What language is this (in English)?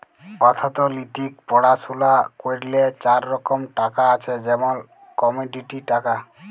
Bangla